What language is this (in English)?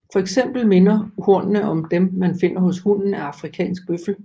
Danish